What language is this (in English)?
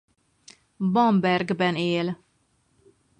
Hungarian